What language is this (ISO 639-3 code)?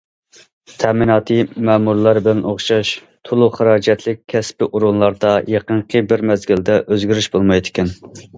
uig